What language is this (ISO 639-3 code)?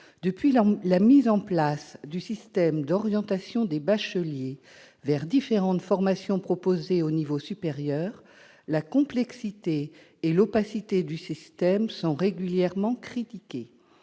fra